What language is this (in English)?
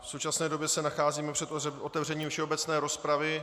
Czech